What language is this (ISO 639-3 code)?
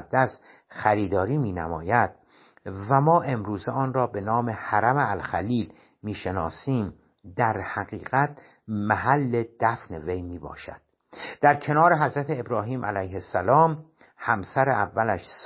fas